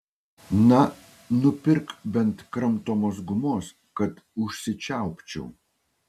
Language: Lithuanian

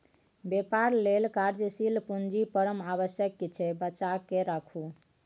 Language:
Maithili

